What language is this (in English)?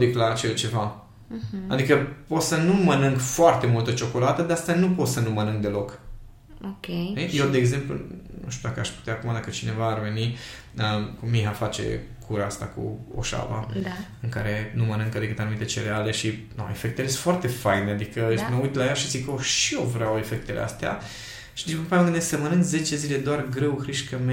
Romanian